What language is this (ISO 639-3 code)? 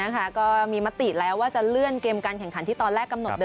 tha